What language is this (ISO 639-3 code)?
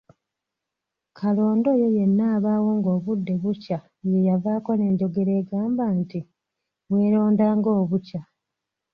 lug